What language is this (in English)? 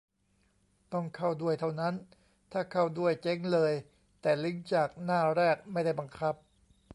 Thai